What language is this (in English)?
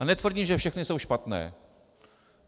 Czech